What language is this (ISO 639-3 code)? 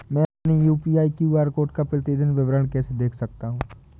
hin